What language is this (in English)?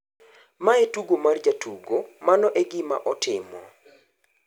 Luo (Kenya and Tanzania)